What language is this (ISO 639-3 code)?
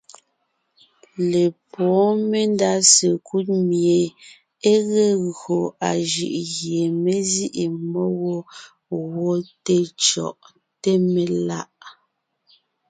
nnh